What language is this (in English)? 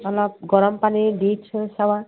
Assamese